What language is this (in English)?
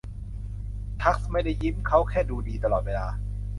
Thai